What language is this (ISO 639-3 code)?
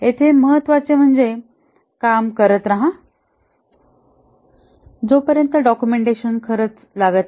mar